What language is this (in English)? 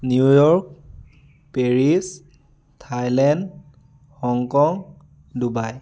Assamese